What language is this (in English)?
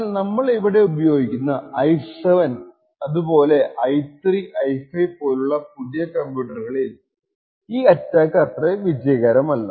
Malayalam